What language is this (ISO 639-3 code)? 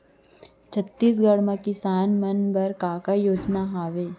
hne